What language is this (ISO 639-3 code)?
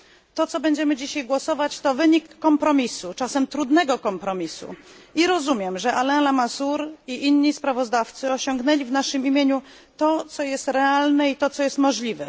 pol